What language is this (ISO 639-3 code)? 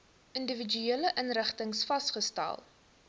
afr